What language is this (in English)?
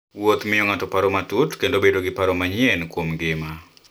Luo (Kenya and Tanzania)